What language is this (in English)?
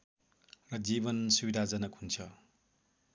Nepali